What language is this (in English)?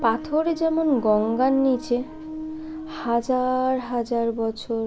Bangla